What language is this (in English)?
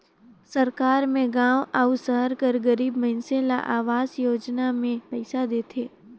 Chhattisgarhi